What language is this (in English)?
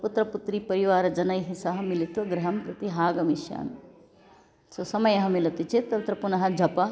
Sanskrit